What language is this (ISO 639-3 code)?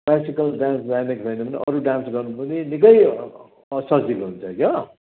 nep